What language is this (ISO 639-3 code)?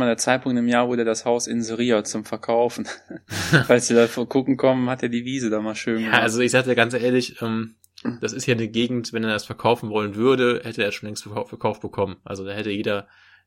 deu